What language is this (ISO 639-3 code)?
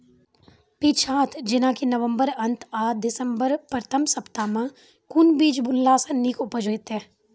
mai